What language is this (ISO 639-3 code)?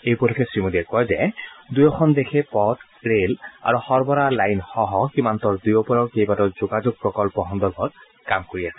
asm